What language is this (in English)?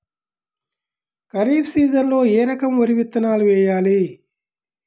Telugu